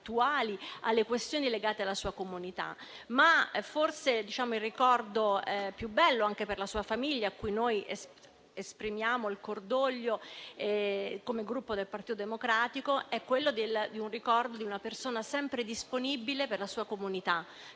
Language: Italian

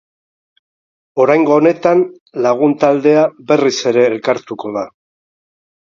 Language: Basque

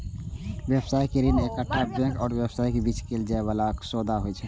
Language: Maithili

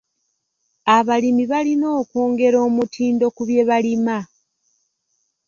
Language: Ganda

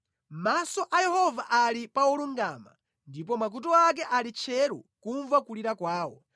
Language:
Nyanja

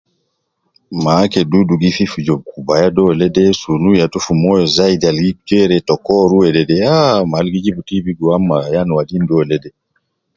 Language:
Nubi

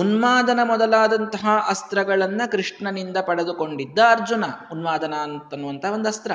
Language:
Kannada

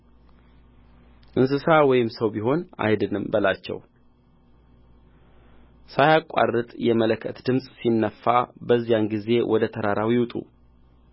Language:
Amharic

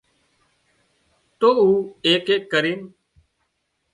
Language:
Wadiyara Koli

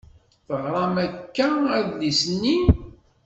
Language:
Kabyle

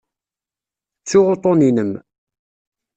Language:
Kabyle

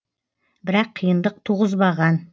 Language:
Kazakh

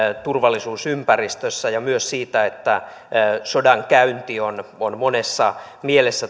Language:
Finnish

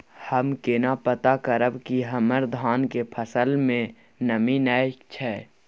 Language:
Maithili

